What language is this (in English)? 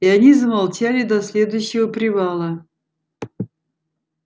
Russian